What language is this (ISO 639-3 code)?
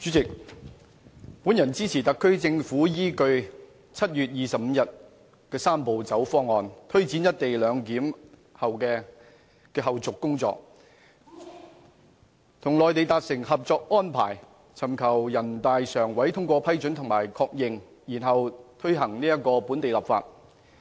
yue